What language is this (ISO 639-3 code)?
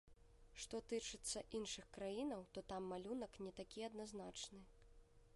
bel